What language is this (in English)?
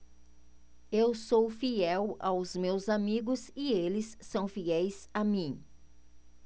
Portuguese